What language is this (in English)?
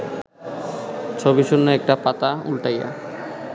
Bangla